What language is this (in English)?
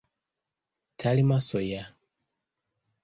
Ganda